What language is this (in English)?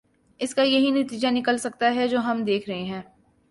Urdu